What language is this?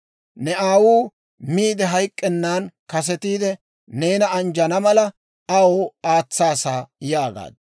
Dawro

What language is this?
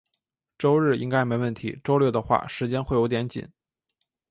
Chinese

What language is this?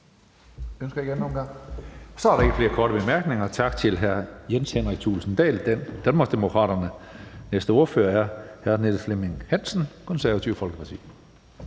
Danish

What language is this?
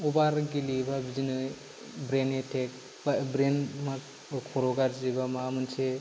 Bodo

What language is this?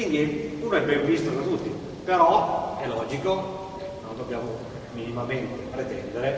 Italian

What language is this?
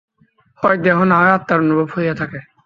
Bangla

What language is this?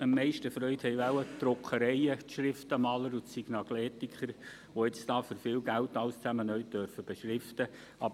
Swiss German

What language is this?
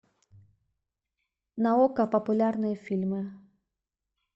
Russian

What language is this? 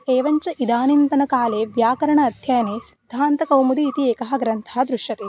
Sanskrit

